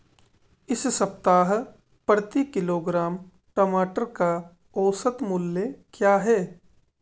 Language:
Hindi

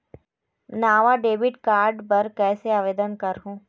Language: Chhattisgarhi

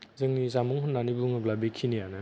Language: Bodo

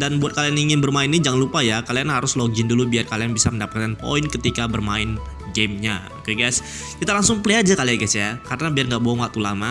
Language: Indonesian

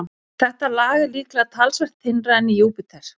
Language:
Icelandic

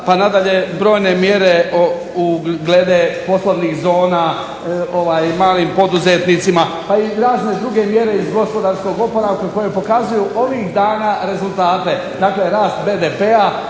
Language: Croatian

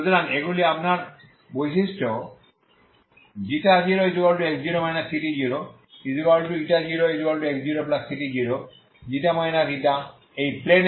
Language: Bangla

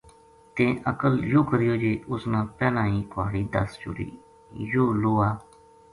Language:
Gujari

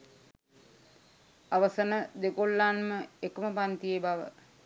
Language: Sinhala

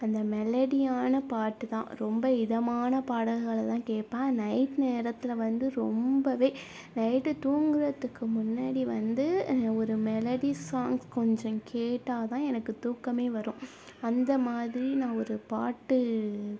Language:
Tamil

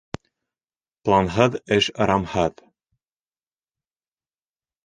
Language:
Bashkir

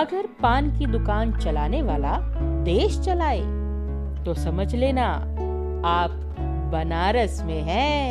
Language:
Hindi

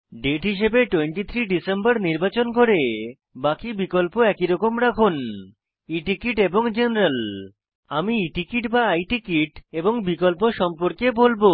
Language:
Bangla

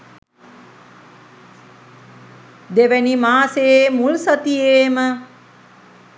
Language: Sinhala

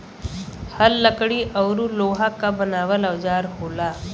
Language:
Bhojpuri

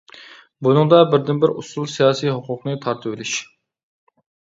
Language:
Uyghur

